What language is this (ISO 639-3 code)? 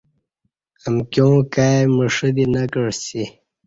bsh